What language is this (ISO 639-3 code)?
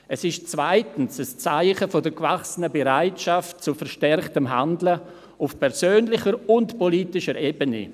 gsw